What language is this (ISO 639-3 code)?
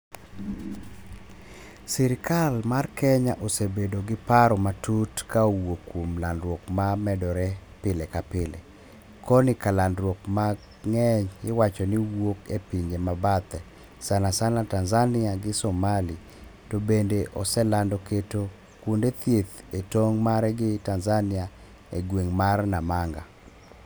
luo